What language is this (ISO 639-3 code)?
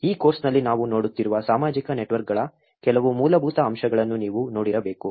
kan